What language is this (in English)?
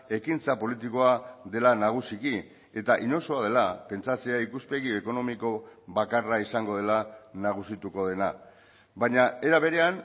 Basque